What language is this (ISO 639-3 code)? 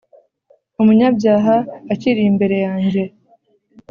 kin